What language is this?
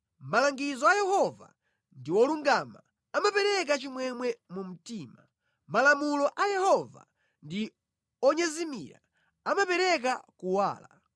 Nyanja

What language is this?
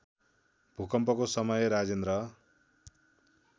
Nepali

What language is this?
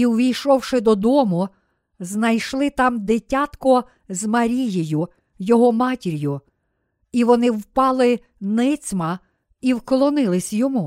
Ukrainian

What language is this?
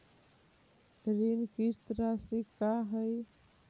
Magahi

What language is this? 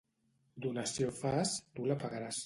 Catalan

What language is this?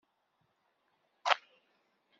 Kabyle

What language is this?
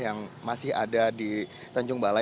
Indonesian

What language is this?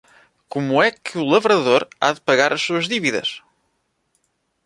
Portuguese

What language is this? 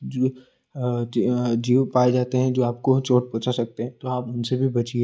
Hindi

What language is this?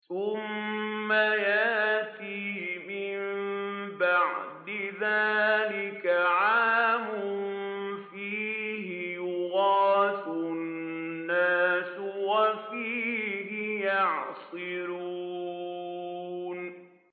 Arabic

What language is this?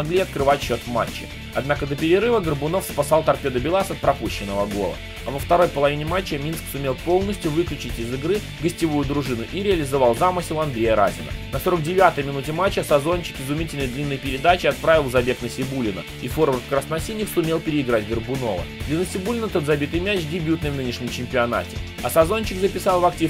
Russian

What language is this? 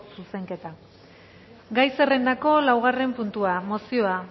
Basque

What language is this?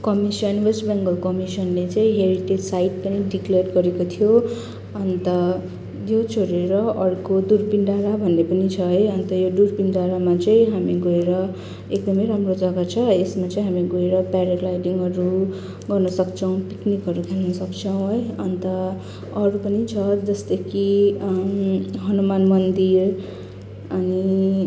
Nepali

